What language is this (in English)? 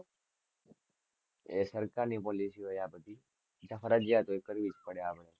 Gujarati